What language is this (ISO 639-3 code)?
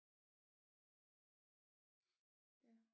dan